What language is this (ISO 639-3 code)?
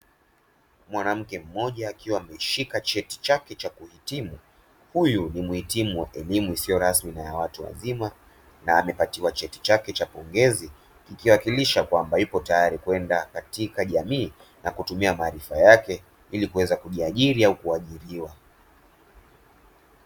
swa